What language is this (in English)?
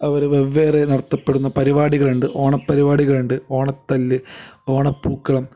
Malayalam